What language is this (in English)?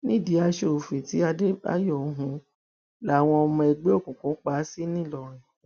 Yoruba